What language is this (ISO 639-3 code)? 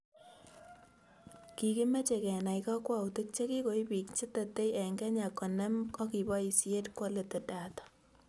kln